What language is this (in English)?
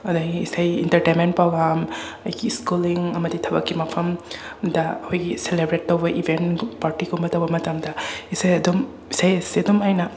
Manipuri